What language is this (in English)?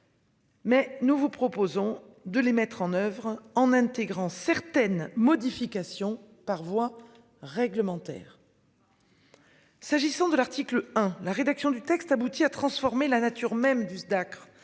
French